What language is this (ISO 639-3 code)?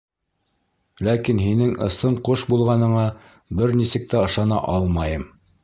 bak